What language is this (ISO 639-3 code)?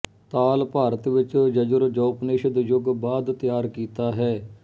pan